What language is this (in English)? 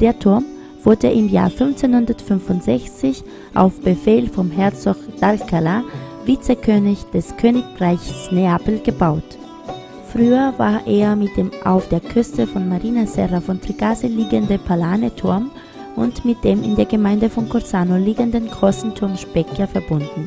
German